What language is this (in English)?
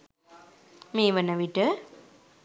Sinhala